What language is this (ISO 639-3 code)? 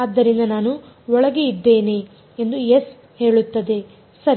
kan